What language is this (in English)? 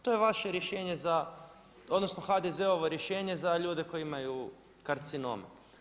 Croatian